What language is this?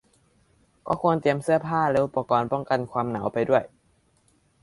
Thai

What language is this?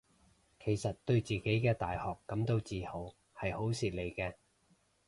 Cantonese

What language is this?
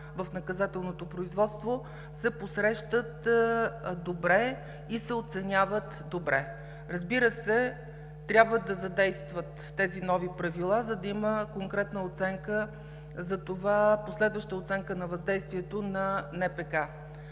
Bulgarian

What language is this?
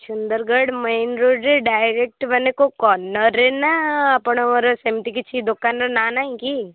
Odia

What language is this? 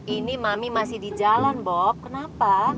Indonesian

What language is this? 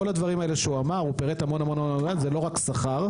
Hebrew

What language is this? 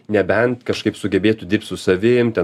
Lithuanian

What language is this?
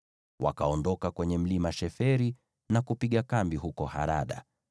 Swahili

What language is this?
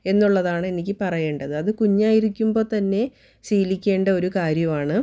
Malayalam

